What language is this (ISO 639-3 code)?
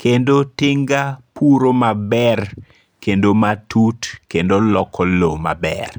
luo